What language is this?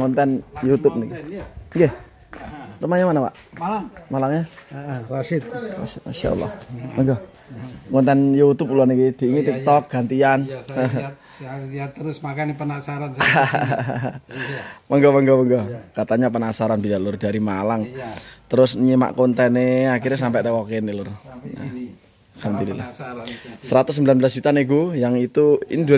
Indonesian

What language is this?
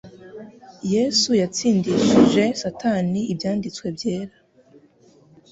Kinyarwanda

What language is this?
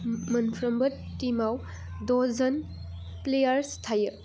Bodo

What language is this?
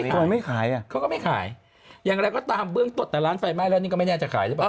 Thai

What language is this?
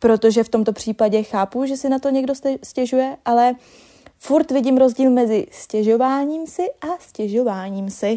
Czech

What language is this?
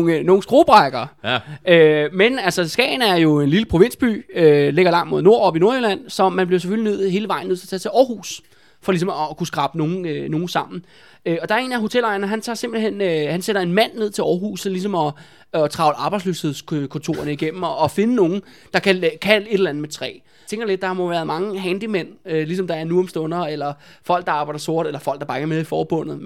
Danish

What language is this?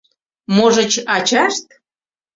Mari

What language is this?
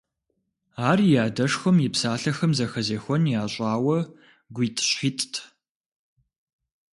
Kabardian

